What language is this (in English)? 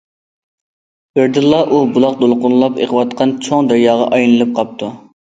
Uyghur